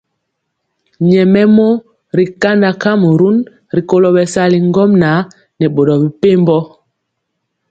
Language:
Mpiemo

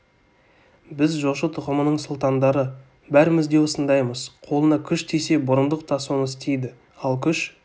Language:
Kazakh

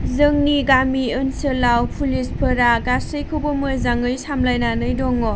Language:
Bodo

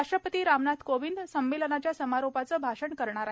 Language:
Marathi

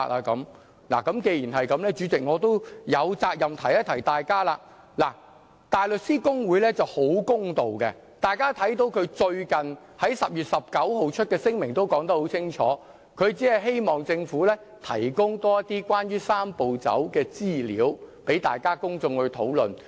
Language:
Cantonese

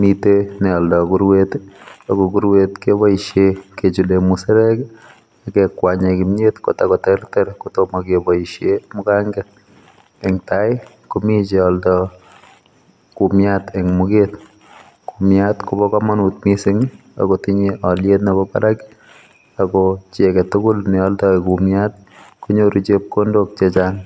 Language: Kalenjin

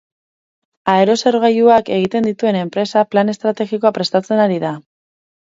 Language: Basque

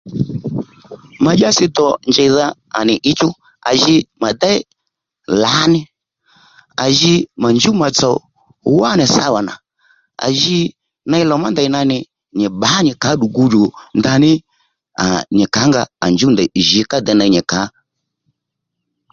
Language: Lendu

